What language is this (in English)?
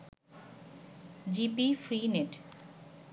Bangla